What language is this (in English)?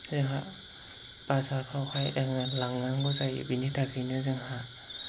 Bodo